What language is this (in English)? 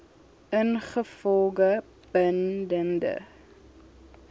Afrikaans